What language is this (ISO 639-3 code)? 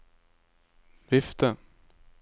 nor